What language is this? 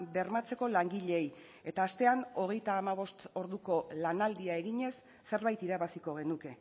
Basque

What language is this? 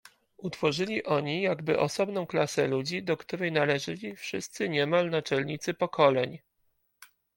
Polish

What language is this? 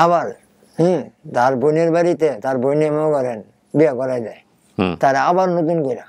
Korean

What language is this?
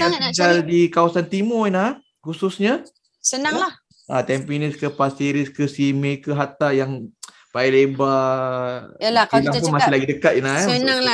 Malay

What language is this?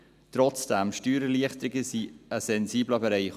Swiss German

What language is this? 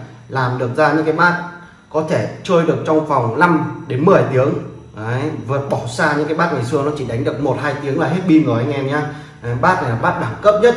Vietnamese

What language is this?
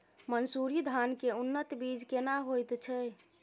Maithili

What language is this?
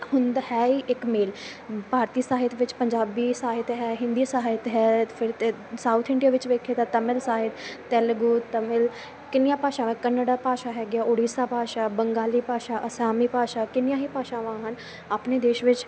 Punjabi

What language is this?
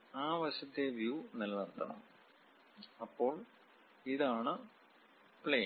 Malayalam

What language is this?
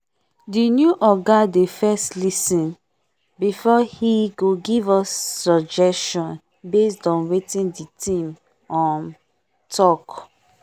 Nigerian Pidgin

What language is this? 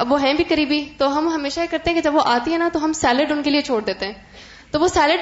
Urdu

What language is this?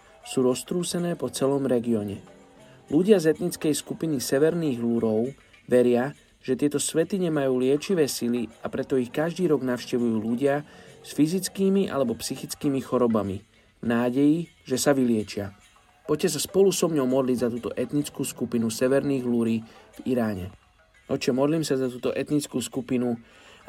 Slovak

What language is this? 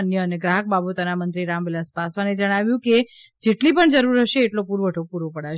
Gujarati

